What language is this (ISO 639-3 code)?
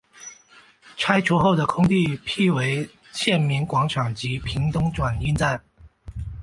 zho